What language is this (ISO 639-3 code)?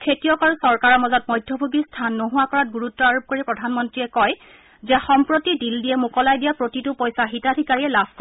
asm